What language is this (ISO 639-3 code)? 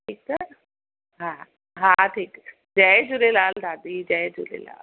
snd